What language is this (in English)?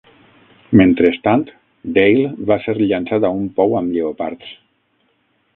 Catalan